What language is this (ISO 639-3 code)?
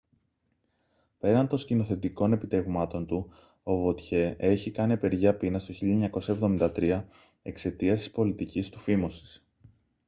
ell